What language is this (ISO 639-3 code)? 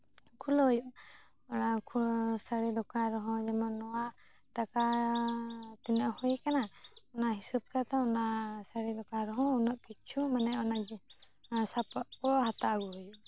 sat